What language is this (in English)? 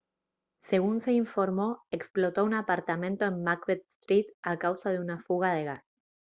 Spanish